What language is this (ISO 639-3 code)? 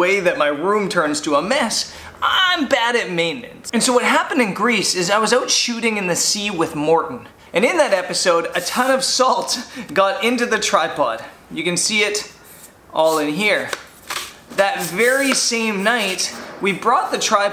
eng